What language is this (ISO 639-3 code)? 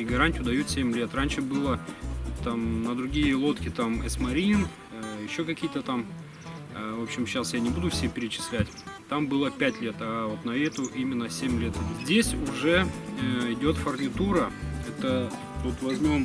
rus